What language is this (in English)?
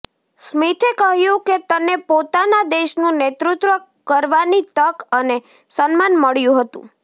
Gujarati